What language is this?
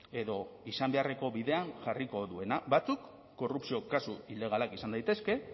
Basque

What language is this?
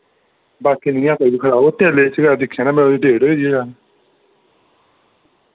Dogri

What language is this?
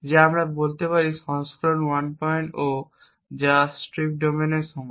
Bangla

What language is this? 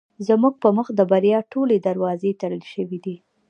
Pashto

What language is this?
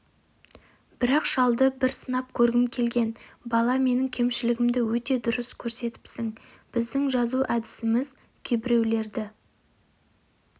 Kazakh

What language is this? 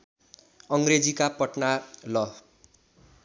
Nepali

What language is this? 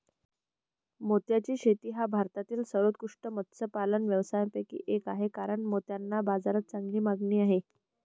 Marathi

